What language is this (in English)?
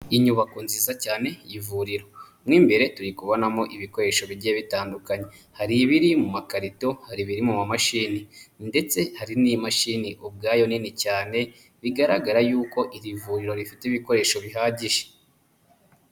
Kinyarwanda